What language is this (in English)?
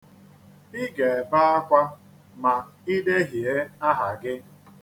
Igbo